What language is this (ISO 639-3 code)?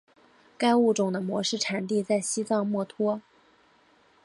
zho